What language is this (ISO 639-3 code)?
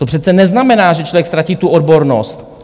ces